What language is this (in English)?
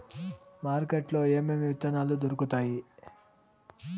Telugu